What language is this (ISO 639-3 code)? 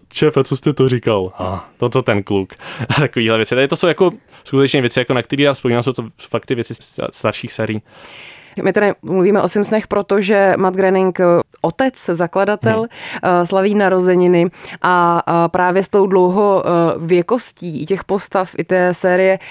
ces